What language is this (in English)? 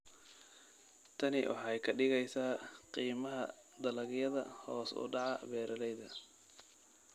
Somali